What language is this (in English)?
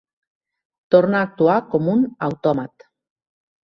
Catalan